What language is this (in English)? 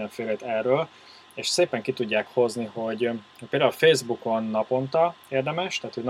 Hungarian